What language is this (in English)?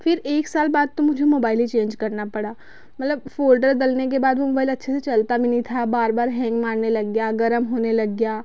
Hindi